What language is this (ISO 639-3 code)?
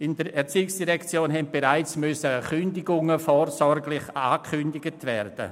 gsw